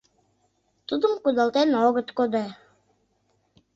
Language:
Mari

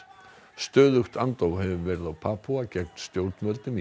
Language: Icelandic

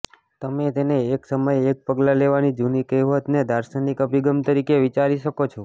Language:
Gujarati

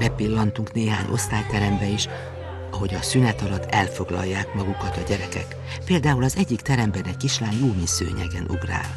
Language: Hungarian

